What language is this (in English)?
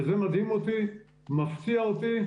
Hebrew